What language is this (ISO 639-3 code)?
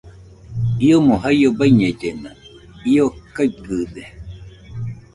hux